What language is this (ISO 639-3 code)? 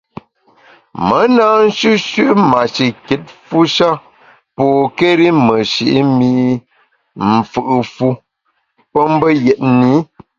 bax